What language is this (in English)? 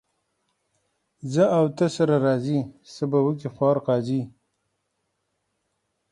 Pashto